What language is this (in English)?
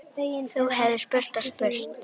Icelandic